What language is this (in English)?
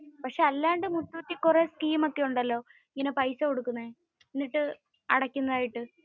Malayalam